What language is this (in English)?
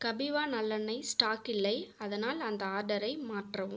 Tamil